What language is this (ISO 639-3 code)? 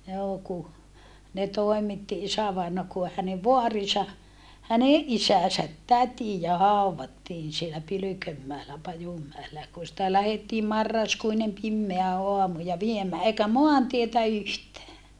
fin